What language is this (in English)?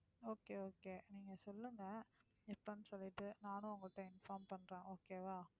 Tamil